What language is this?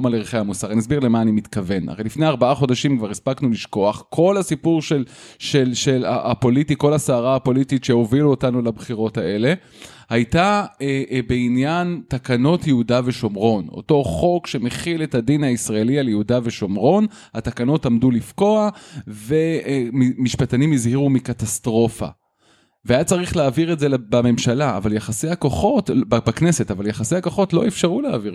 Hebrew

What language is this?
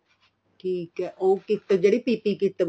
Punjabi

